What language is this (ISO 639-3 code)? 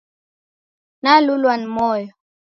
dav